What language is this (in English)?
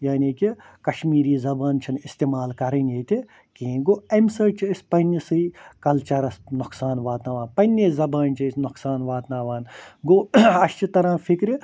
Kashmiri